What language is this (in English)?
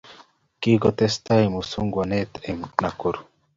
Kalenjin